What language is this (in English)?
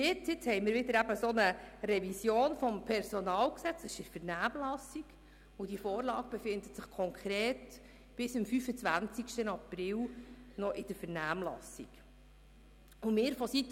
Swiss German